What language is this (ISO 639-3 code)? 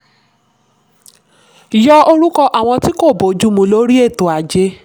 yor